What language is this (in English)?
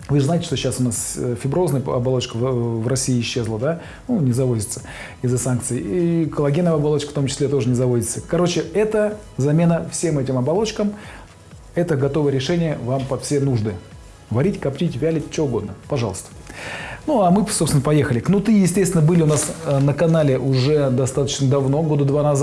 Russian